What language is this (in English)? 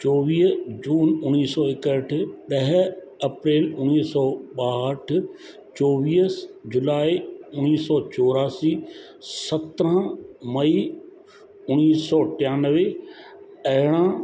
Sindhi